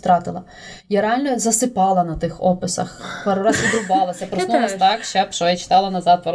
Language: Ukrainian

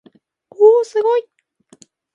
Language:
Japanese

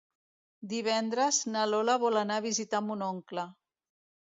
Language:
Catalan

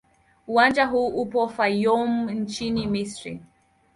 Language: Swahili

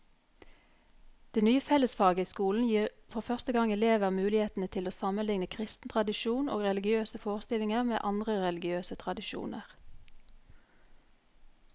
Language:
Norwegian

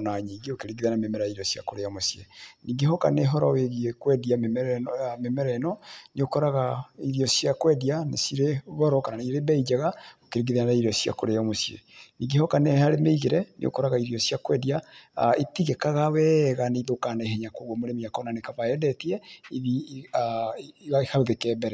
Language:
Kikuyu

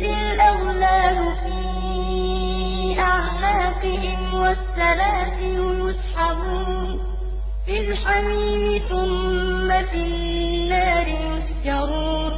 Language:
Arabic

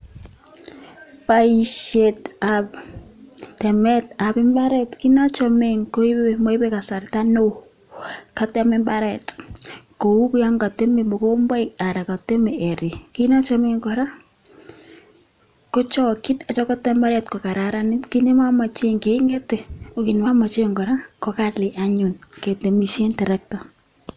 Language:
Kalenjin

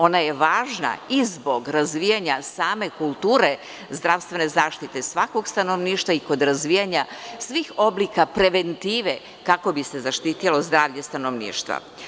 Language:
Serbian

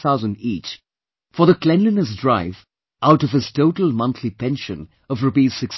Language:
English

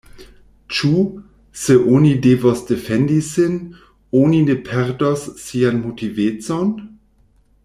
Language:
Esperanto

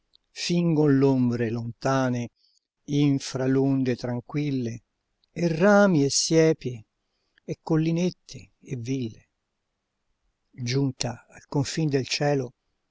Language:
Italian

